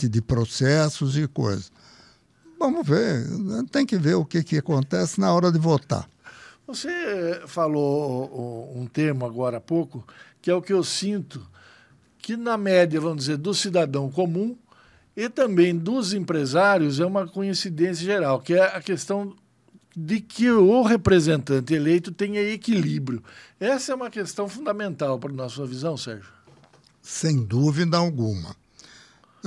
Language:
Portuguese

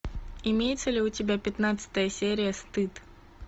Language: Russian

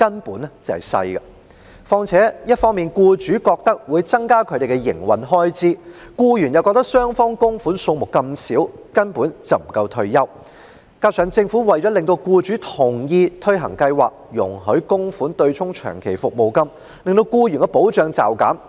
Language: Cantonese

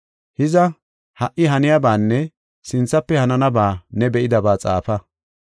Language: Gofa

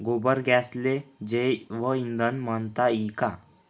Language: Marathi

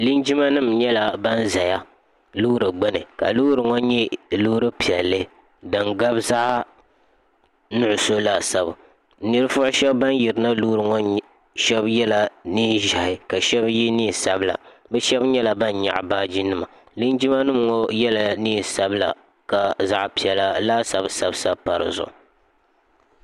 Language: Dagbani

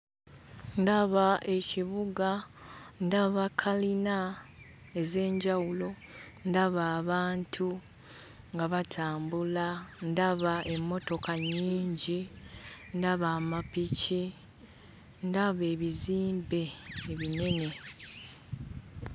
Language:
Ganda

